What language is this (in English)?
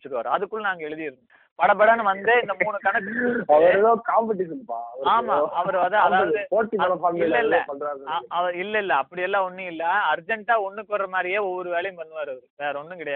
Tamil